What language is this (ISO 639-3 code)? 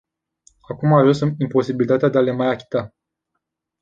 ron